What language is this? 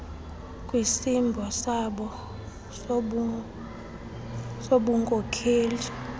Xhosa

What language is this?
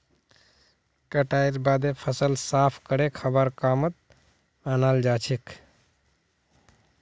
Magahi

